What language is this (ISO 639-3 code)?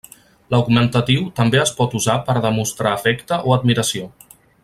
cat